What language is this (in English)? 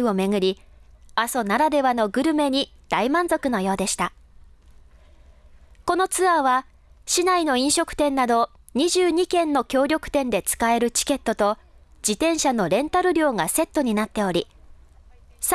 Japanese